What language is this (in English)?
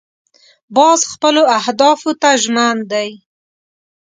Pashto